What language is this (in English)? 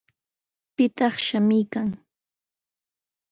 Sihuas Ancash Quechua